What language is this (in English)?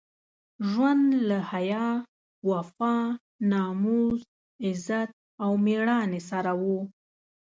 Pashto